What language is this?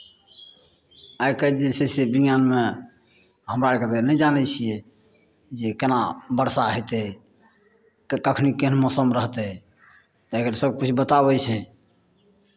Maithili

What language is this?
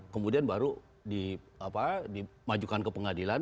Indonesian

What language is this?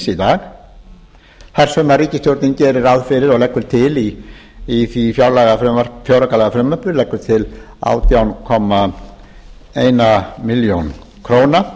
Icelandic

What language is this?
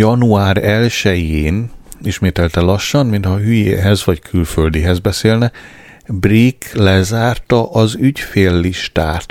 Hungarian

